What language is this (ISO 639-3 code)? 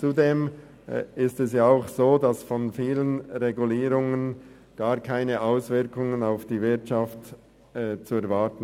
gsw